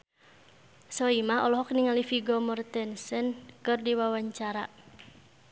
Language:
Sundanese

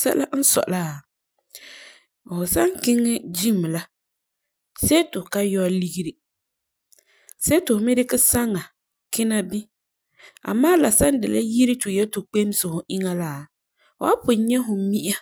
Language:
Frafra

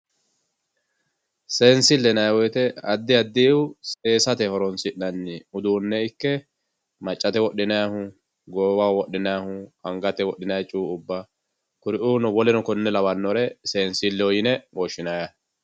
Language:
Sidamo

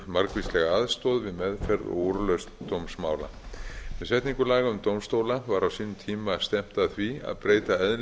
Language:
Icelandic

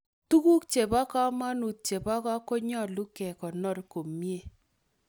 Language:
Kalenjin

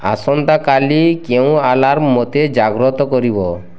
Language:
Odia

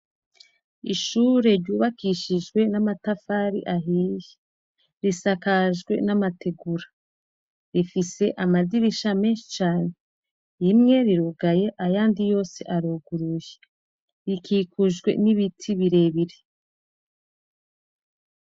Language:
Rundi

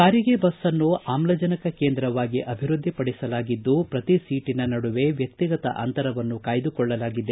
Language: Kannada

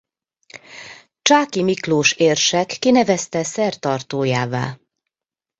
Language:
Hungarian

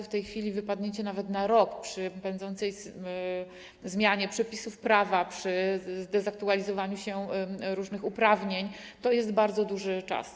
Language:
Polish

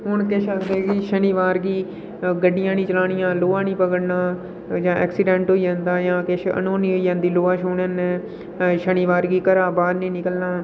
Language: Dogri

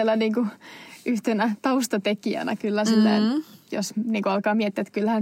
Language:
Finnish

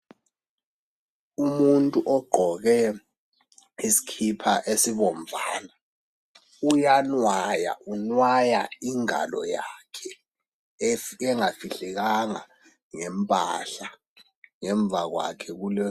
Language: North Ndebele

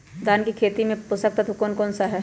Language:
Magahi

